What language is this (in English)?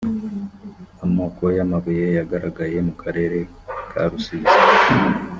Kinyarwanda